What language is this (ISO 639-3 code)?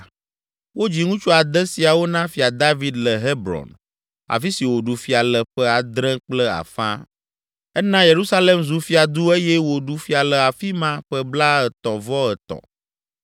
ewe